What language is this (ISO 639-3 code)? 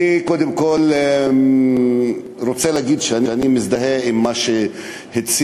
heb